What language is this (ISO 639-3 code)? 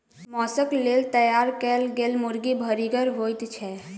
mai